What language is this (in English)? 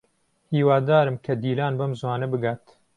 Central Kurdish